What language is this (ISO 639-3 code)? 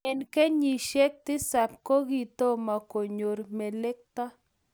kln